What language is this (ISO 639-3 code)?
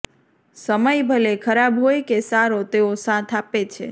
guj